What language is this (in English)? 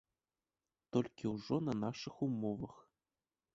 Belarusian